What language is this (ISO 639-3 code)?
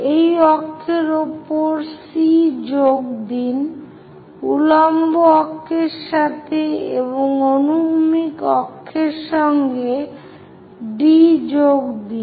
ben